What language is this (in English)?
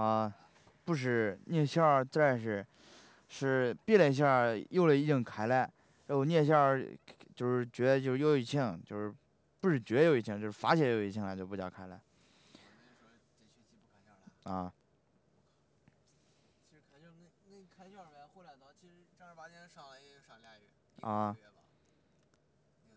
Chinese